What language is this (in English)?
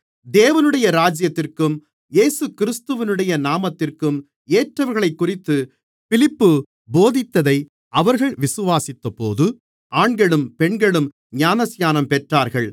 Tamil